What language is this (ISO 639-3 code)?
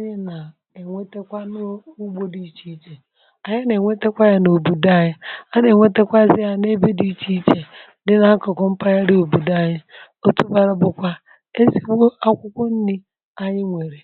ibo